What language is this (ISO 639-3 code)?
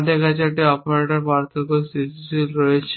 ben